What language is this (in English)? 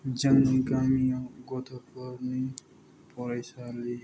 Bodo